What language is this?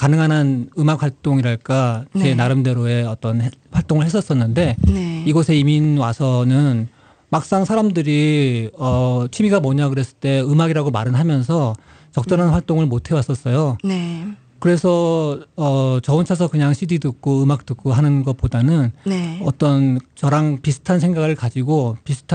Korean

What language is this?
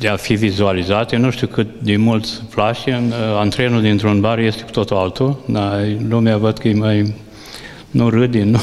Romanian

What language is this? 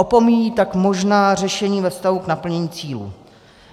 Czech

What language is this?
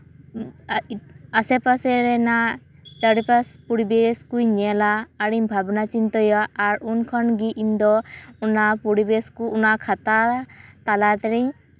Santali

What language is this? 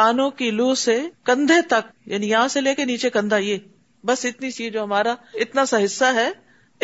Urdu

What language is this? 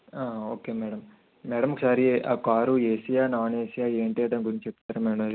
Telugu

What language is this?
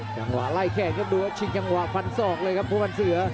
Thai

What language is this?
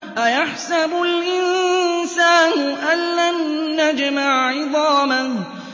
Arabic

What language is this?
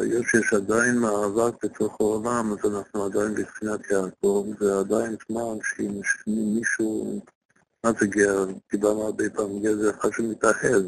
Hebrew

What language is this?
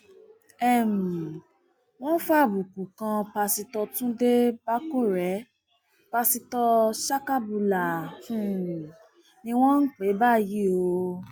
Yoruba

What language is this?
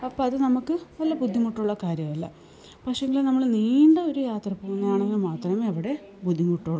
Malayalam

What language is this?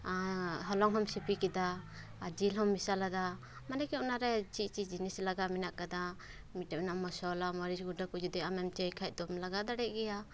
Santali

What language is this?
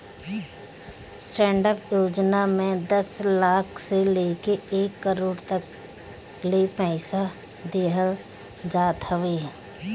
Bhojpuri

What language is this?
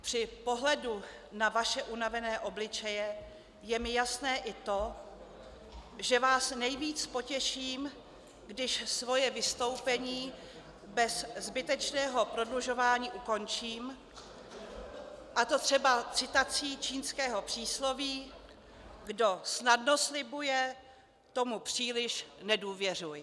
Czech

